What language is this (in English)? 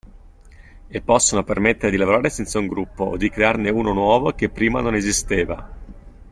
Italian